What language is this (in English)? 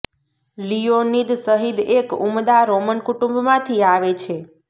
Gujarati